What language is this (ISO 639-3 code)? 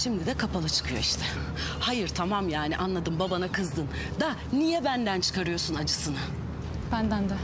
tur